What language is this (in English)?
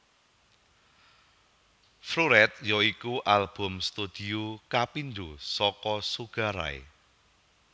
Javanese